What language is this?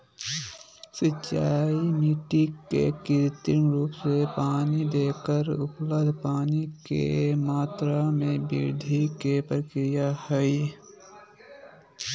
Magahi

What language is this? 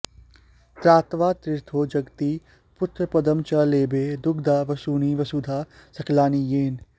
Sanskrit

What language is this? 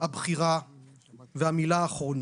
Hebrew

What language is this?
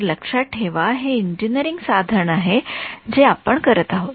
Marathi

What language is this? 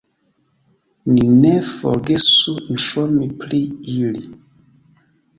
Esperanto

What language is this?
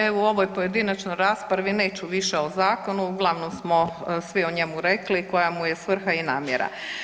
Croatian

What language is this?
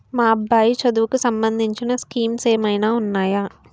Telugu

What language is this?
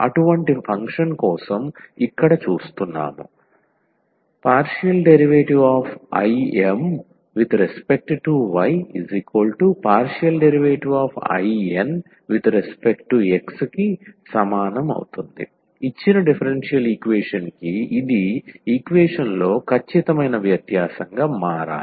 Telugu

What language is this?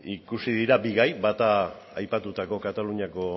Basque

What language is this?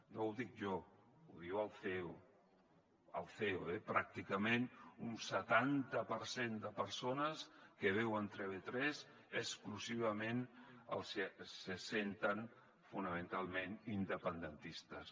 Catalan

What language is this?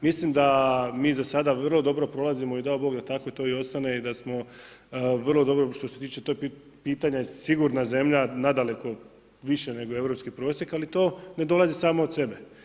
Croatian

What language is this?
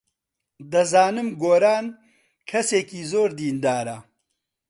Central Kurdish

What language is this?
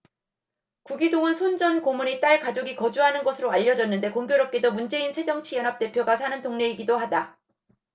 Korean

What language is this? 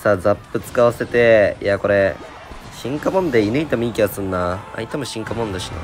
Japanese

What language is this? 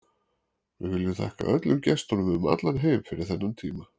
Icelandic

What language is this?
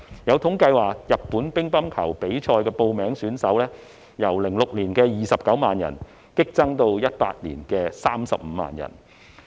Cantonese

